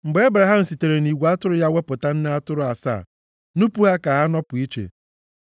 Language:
Igbo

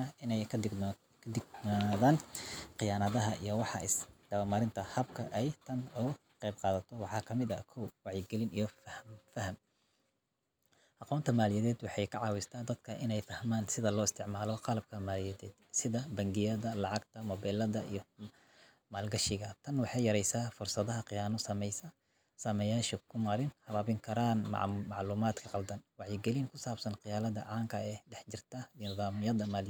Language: Somali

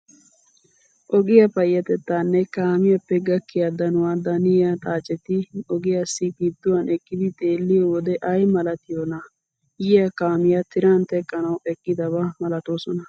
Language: Wolaytta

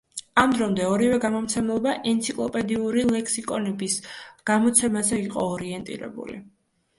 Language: Georgian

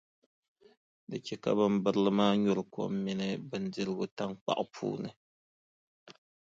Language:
Dagbani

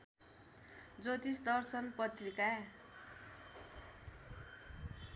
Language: Nepali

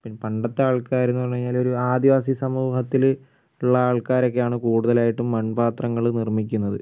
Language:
Malayalam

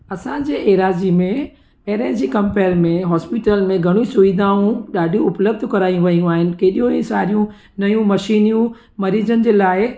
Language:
Sindhi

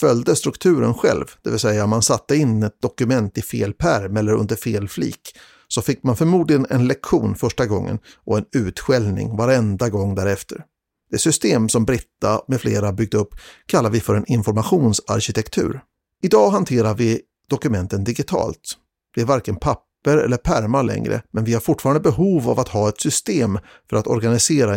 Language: Swedish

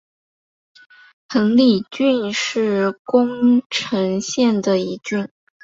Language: Chinese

